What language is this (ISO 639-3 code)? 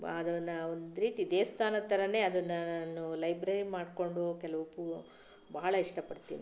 kan